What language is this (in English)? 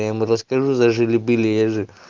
Russian